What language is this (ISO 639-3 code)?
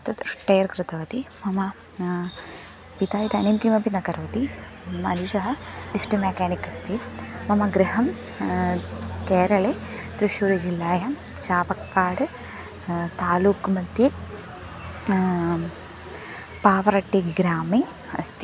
san